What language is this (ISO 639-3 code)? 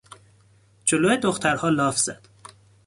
fas